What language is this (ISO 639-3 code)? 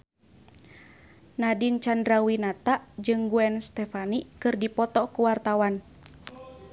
sun